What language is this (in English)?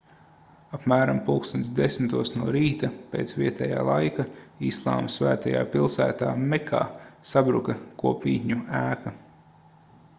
Latvian